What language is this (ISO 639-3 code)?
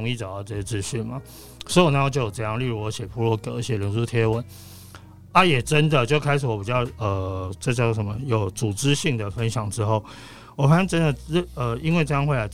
zho